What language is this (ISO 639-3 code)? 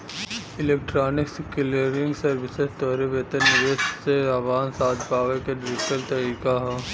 bho